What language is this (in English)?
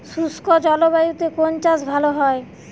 Bangla